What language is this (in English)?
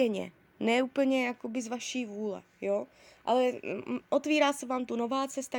Czech